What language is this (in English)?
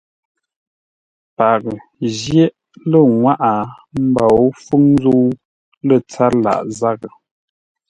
Ngombale